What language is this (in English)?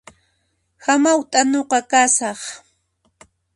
Puno Quechua